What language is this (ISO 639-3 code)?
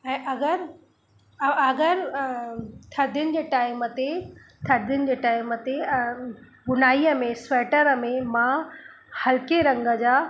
snd